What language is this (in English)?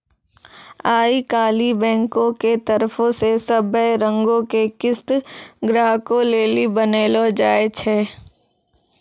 Maithili